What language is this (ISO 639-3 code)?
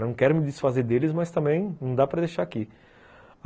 por